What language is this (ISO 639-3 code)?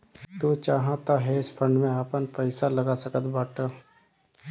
bho